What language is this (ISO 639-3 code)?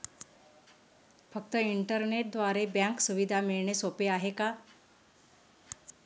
mar